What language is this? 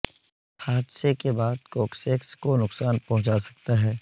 Urdu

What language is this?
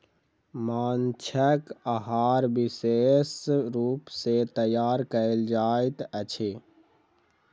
Maithili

